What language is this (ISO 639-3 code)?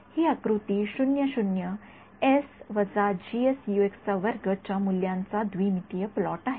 mar